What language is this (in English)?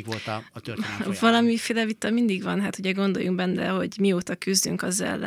Hungarian